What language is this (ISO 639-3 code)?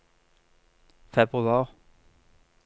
nor